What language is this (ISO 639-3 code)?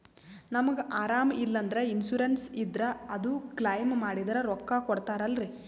kan